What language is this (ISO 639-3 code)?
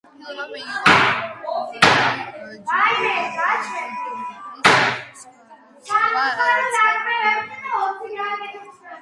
kat